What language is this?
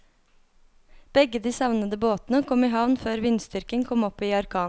Norwegian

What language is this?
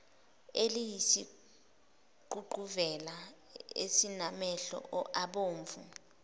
Zulu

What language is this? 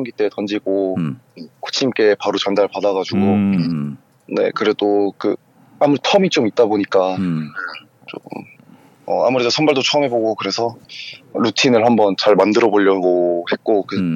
Korean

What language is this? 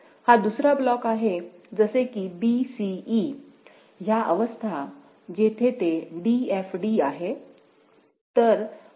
Marathi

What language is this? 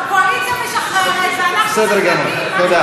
Hebrew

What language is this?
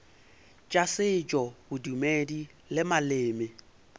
Northern Sotho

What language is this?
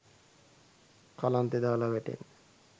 Sinhala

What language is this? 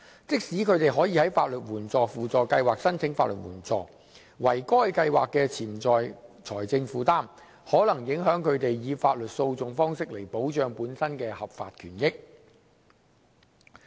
Cantonese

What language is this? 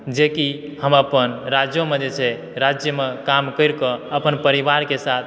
Maithili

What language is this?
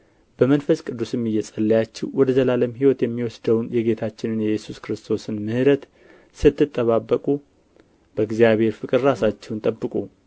Amharic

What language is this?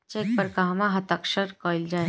Bhojpuri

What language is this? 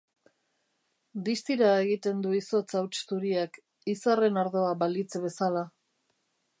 Basque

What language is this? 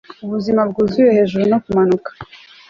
Kinyarwanda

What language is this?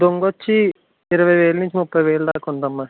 Telugu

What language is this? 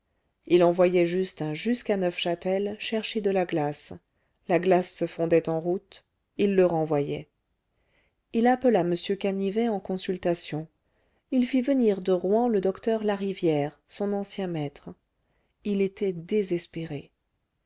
French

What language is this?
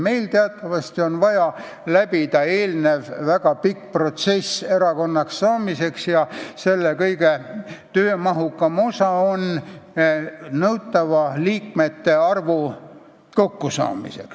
Estonian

